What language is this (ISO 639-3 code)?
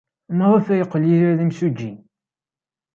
kab